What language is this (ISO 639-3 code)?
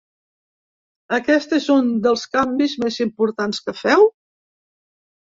cat